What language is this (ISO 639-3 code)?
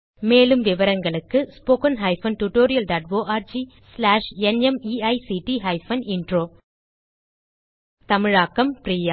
tam